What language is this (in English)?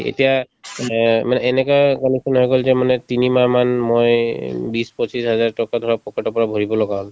Assamese